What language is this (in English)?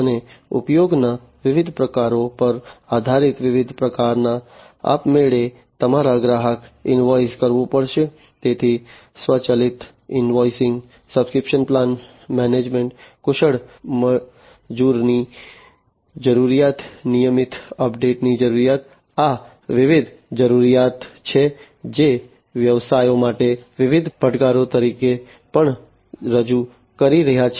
Gujarati